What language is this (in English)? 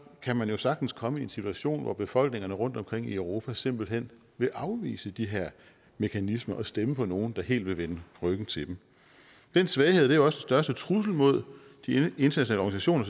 Danish